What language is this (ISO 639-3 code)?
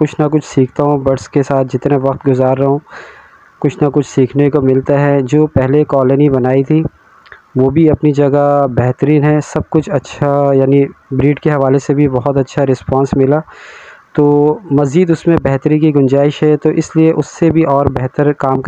hin